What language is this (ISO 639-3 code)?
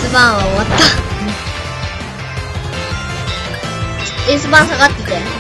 jpn